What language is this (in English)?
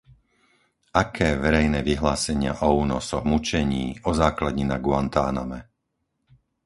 Slovak